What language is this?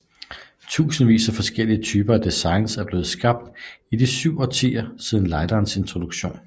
Danish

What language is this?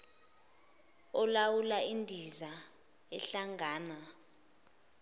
Zulu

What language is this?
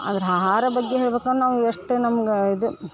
Kannada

